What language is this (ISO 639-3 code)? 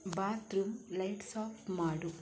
kan